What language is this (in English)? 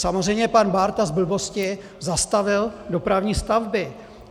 Czech